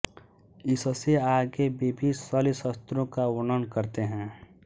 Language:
Hindi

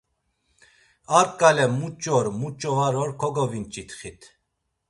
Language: Laz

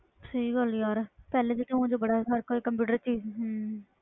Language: Punjabi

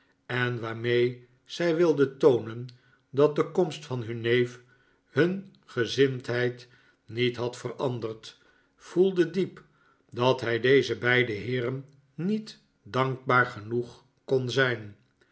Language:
Dutch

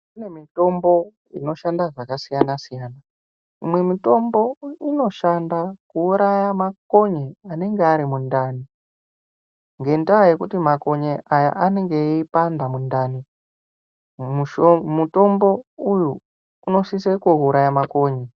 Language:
Ndau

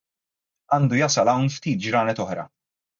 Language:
Maltese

